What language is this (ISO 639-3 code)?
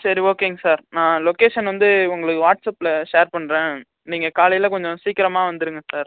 tam